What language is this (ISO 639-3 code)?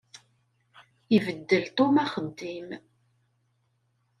kab